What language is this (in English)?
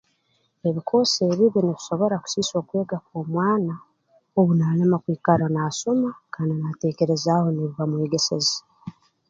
Tooro